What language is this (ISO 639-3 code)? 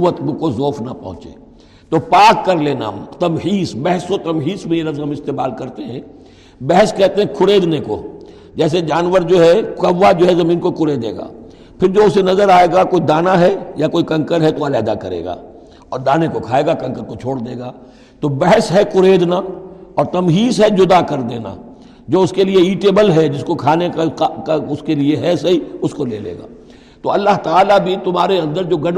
urd